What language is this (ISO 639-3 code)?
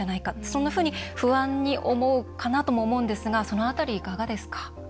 jpn